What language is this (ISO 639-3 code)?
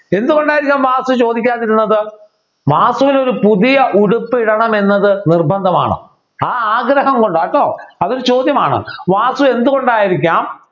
mal